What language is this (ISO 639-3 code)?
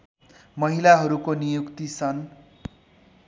nep